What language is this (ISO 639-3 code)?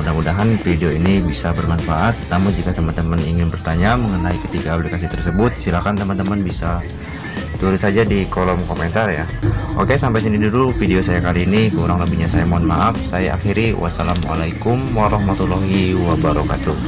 ind